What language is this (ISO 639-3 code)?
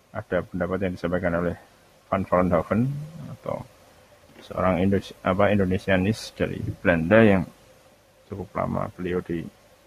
ind